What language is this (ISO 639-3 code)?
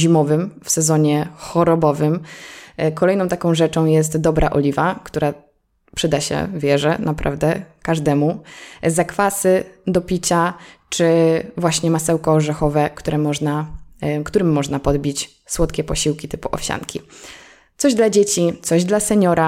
pol